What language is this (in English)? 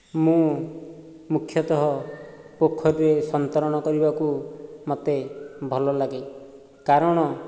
Odia